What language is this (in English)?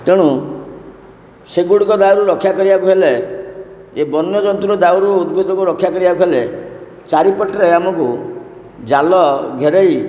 Odia